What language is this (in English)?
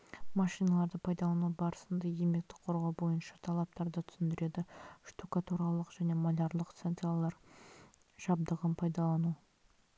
Kazakh